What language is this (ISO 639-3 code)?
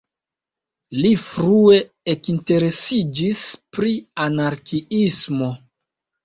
epo